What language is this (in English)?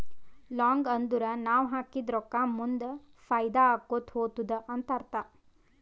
Kannada